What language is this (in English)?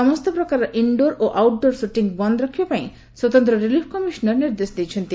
Odia